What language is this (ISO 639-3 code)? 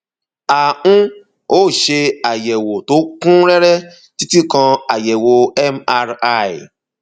yor